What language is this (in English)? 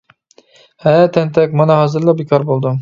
Uyghur